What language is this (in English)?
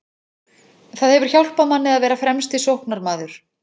Icelandic